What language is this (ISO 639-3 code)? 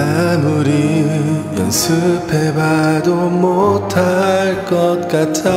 kor